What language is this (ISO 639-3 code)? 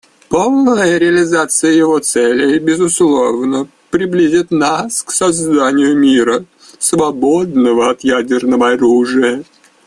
rus